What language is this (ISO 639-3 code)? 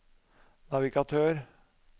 nor